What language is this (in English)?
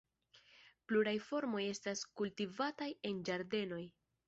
Esperanto